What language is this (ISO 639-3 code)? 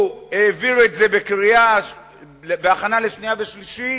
heb